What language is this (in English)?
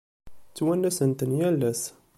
Kabyle